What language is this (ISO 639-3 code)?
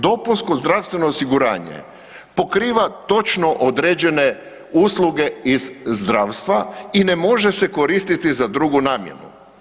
hrv